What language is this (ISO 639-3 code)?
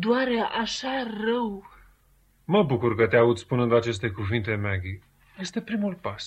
ron